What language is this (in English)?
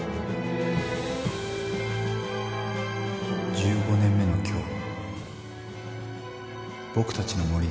Japanese